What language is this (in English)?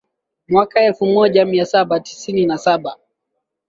Swahili